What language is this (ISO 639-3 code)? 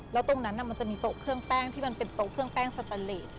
tha